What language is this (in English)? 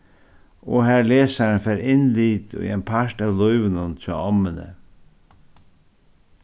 Faroese